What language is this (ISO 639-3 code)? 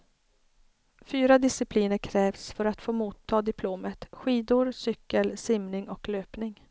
swe